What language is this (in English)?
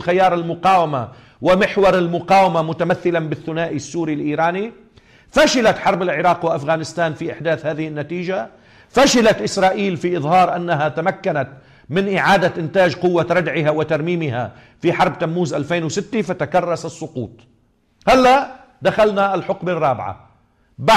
Arabic